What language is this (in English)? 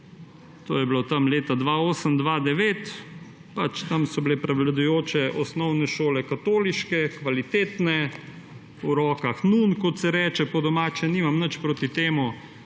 Slovenian